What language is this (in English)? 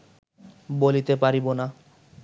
Bangla